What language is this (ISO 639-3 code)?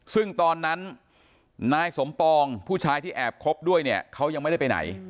tha